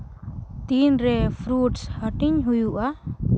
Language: Santali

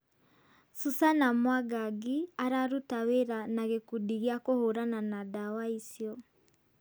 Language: Kikuyu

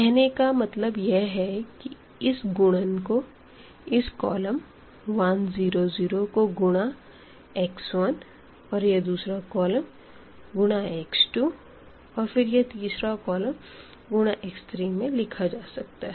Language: Hindi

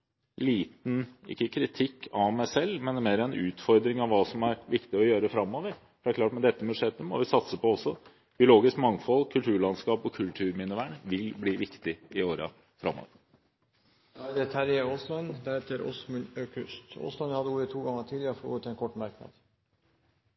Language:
Norwegian Bokmål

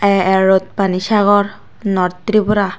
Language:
Chakma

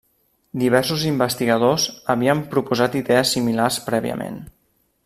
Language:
Catalan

